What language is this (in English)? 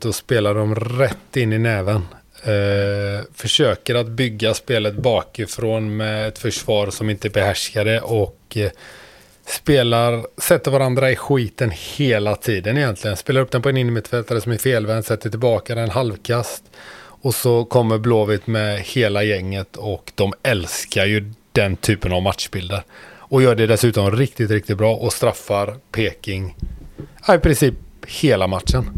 Swedish